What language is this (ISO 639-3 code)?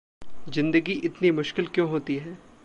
hin